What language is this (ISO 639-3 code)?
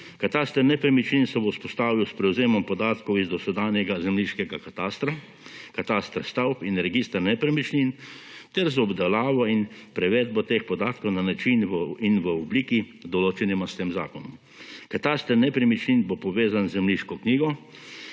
slv